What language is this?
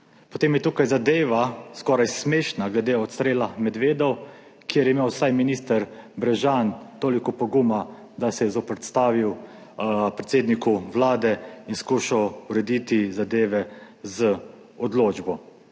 Slovenian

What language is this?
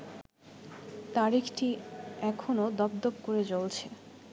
Bangla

